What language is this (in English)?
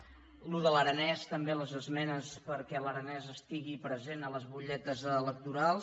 Catalan